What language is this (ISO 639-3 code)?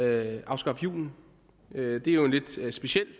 dan